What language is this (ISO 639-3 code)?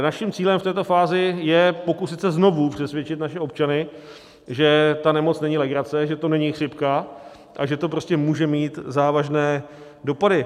ces